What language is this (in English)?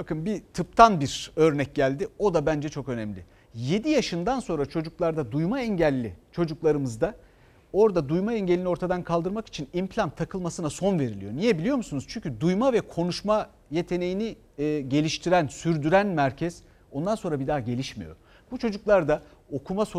Turkish